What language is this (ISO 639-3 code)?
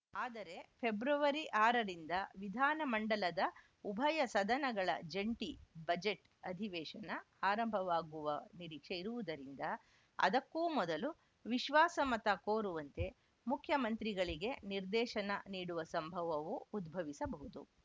kan